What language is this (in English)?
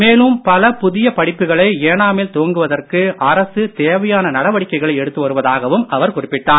Tamil